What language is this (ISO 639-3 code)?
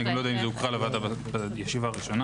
heb